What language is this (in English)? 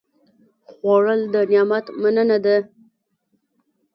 Pashto